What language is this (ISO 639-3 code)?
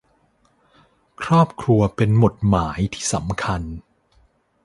tha